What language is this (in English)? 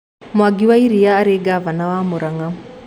Kikuyu